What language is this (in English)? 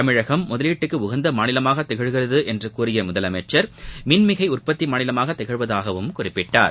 Tamil